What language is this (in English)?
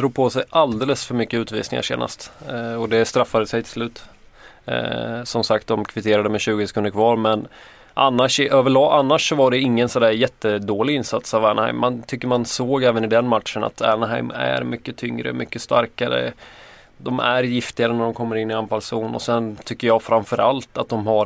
Swedish